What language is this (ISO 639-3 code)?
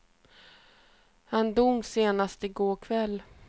swe